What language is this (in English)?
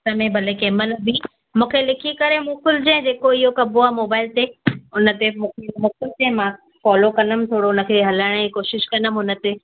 Sindhi